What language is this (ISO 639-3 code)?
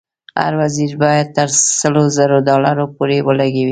pus